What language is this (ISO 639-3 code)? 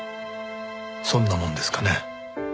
jpn